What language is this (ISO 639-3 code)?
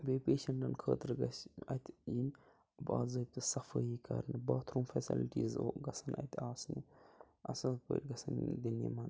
kas